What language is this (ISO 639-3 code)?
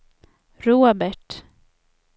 swe